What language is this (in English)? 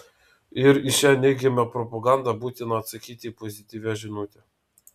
Lithuanian